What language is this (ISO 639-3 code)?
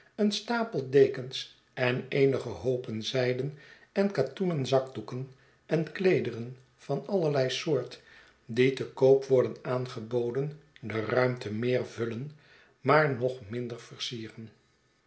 nld